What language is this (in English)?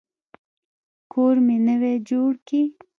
Pashto